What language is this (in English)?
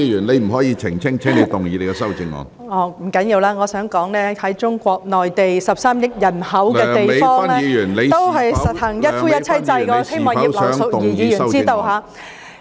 Cantonese